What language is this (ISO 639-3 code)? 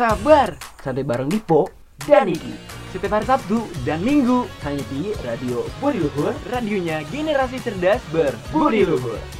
ind